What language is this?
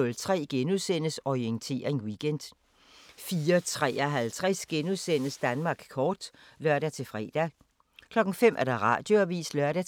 Danish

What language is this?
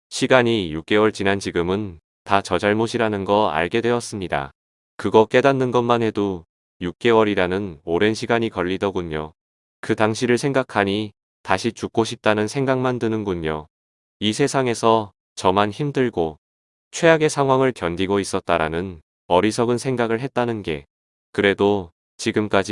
Korean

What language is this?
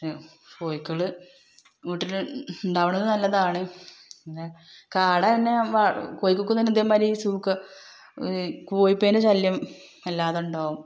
Malayalam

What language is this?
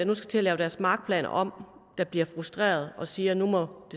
Danish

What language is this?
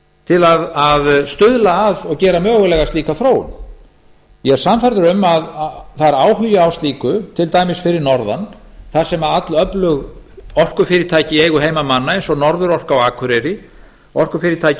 Icelandic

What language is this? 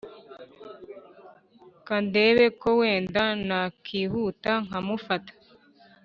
Kinyarwanda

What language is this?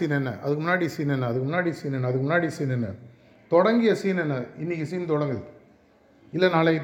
Tamil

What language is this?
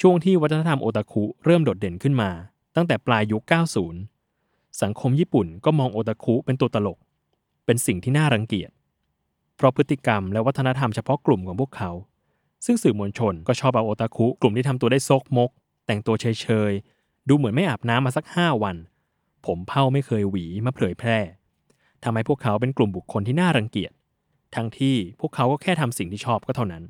Thai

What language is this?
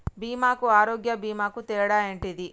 Telugu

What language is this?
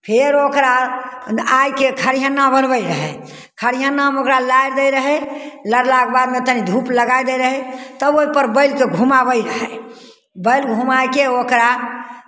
Maithili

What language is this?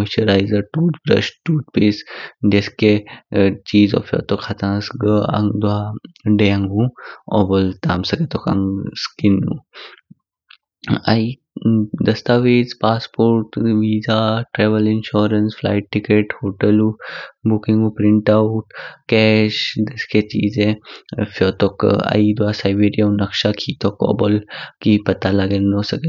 Kinnauri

